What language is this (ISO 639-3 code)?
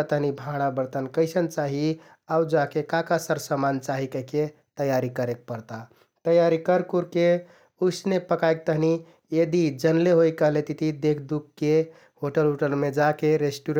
tkt